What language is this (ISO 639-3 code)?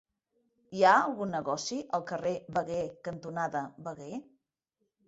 cat